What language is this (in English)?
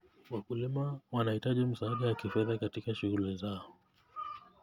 Kalenjin